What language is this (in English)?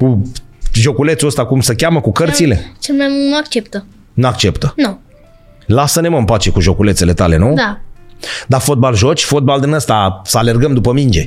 Romanian